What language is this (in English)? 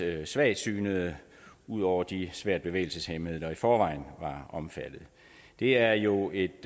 Danish